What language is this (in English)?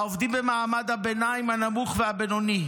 Hebrew